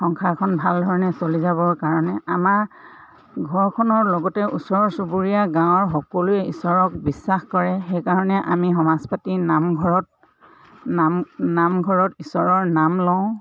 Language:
Assamese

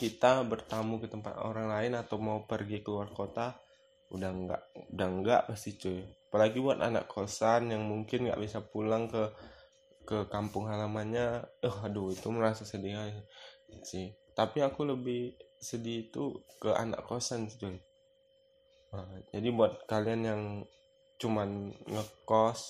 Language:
Indonesian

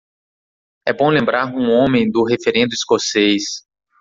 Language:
Portuguese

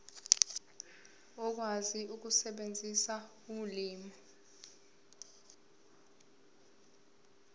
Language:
Zulu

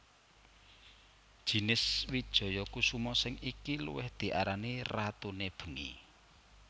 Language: Javanese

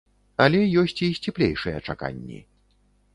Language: Belarusian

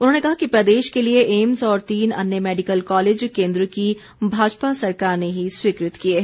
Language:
Hindi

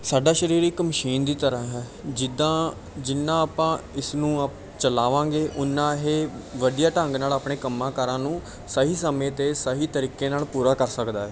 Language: Punjabi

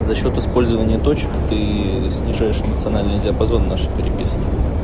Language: Russian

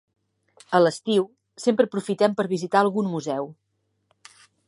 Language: Catalan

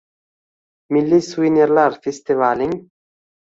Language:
Uzbek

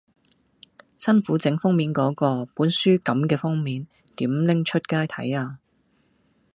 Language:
Cantonese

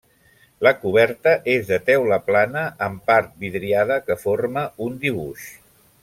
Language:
Catalan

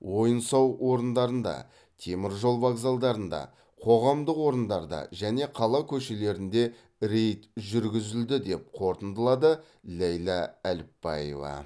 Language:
Kazakh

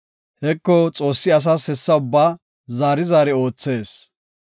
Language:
Gofa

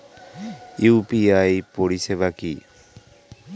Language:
Bangla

